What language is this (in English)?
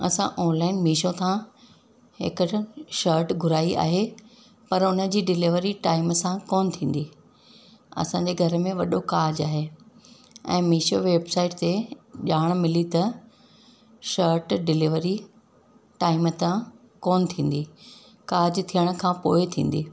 Sindhi